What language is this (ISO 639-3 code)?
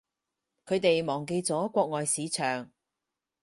yue